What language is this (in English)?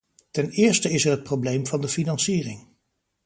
Dutch